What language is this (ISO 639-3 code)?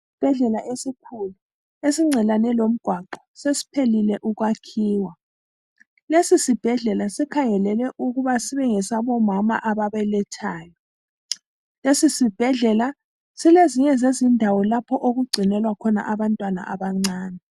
nde